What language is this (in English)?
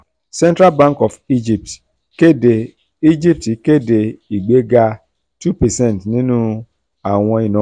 Yoruba